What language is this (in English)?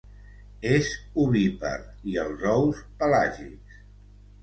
Catalan